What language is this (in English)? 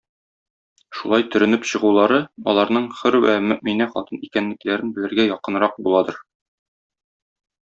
Tatar